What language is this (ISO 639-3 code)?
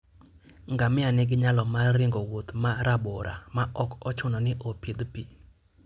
luo